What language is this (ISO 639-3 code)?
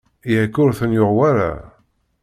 kab